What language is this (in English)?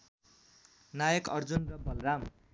Nepali